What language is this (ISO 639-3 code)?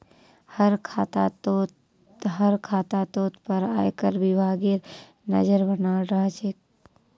mag